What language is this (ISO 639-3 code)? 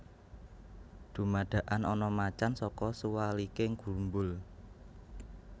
jav